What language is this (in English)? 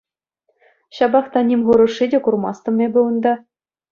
Chuvash